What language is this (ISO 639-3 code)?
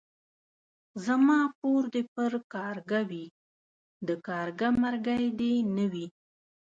pus